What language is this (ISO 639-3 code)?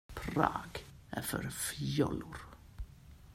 swe